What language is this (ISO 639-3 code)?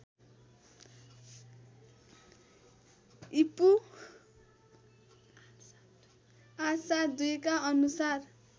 nep